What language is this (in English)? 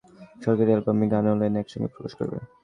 Bangla